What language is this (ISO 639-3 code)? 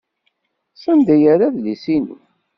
kab